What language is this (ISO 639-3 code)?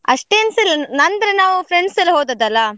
kan